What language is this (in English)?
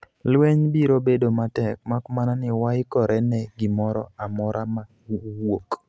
Luo (Kenya and Tanzania)